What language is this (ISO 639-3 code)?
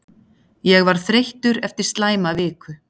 isl